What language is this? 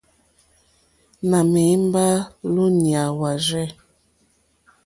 Mokpwe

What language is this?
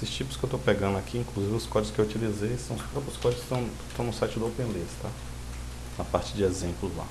Portuguese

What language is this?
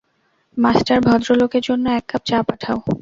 Bangla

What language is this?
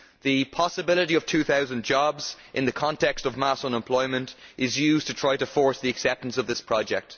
English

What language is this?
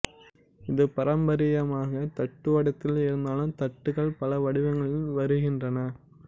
Tamil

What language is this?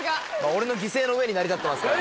Japanese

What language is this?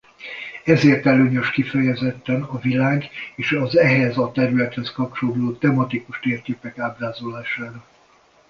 Hungarian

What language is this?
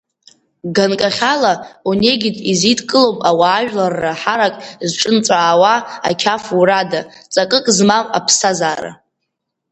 Abkhazian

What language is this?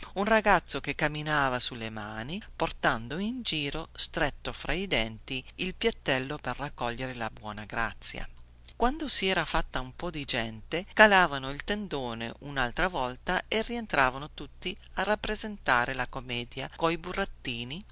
Italian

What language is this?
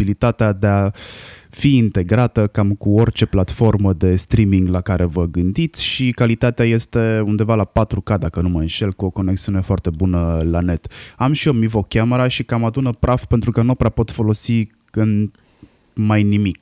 Romanian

